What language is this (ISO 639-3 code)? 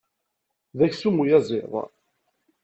kab